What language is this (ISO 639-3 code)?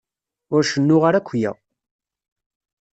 kab